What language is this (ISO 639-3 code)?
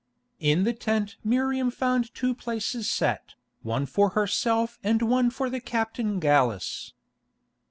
eng